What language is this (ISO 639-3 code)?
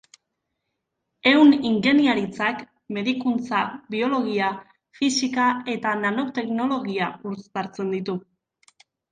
eus